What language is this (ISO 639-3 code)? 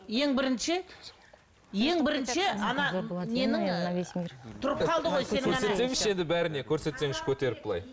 kaz